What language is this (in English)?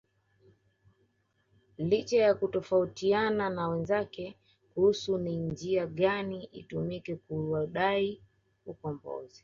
Swahili